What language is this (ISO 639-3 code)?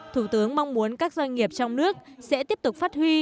vie